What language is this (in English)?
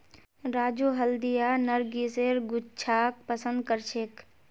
Magahi